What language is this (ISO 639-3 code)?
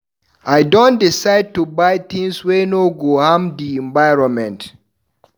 pcm